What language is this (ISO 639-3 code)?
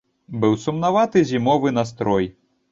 bel